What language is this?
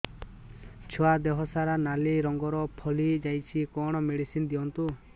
Odia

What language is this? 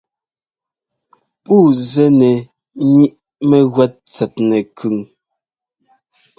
Ngomba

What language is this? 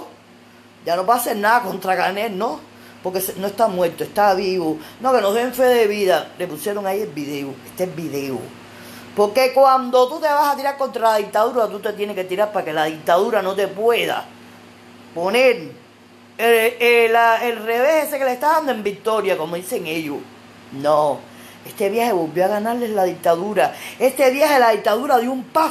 Spanish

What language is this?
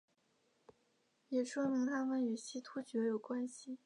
Chinese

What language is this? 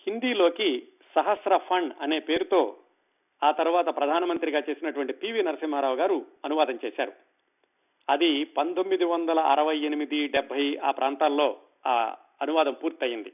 Telugu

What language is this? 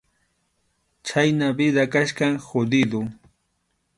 Arequipa-La Unión Quechua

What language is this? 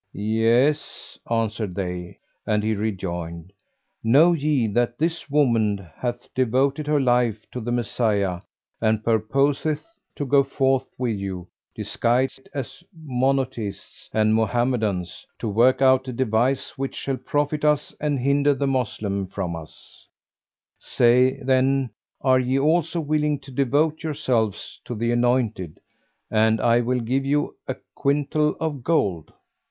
English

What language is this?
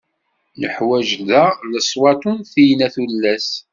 Kabyle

